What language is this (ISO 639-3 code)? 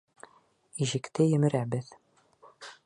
bak